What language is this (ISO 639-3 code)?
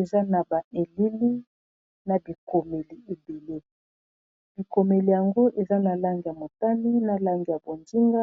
lin